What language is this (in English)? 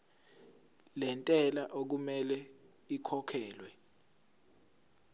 Zulu